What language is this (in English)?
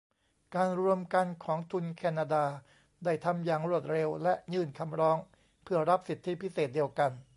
Thai